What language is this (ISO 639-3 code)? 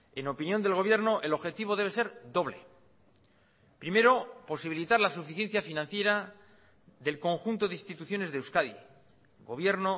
spa